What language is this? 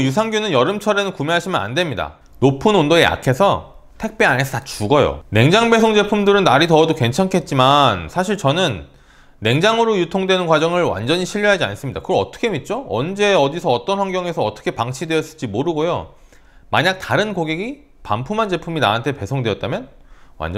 Korean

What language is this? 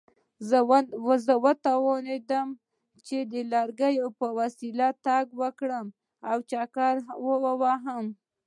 Pashto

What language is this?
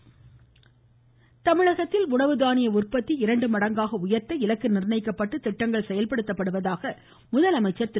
Tamil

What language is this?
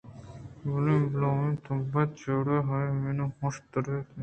Eastern Balochi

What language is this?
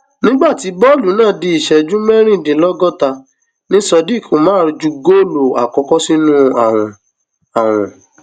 Yoruba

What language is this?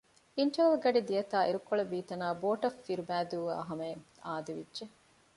Divehi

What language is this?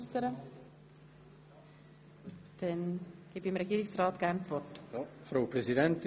Swiss German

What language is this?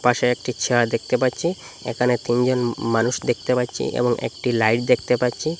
Bangla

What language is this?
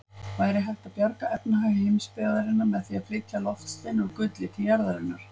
Icelandic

